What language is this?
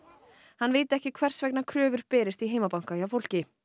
Icelandic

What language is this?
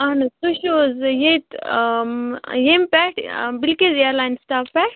Kashmiri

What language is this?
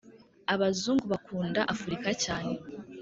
Kinyarwanda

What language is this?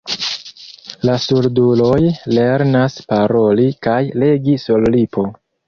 Esperanto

